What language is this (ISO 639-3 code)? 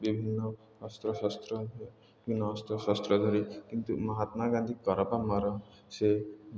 ori